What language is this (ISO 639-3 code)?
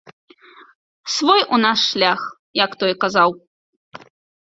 bel